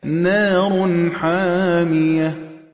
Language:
Arabic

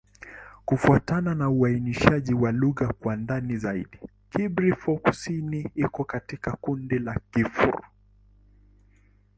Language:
Swahili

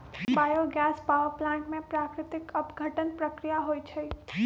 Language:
Magahi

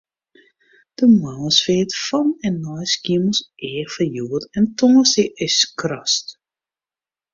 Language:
Western Frisian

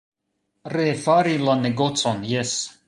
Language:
Esperanto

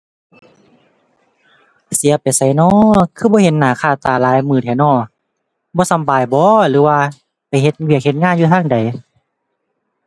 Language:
Thai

